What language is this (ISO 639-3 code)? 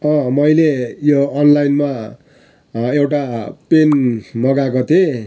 nep